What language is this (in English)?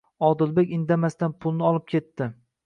Uzbek